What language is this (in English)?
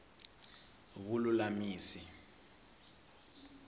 Tsonga